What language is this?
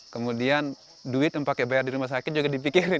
Indonesian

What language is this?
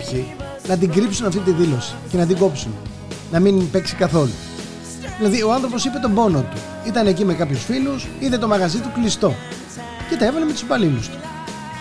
Greek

